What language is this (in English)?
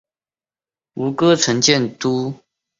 Chinese